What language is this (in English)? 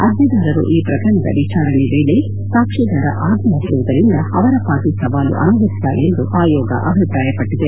Kannada